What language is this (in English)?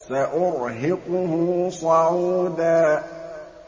Arabic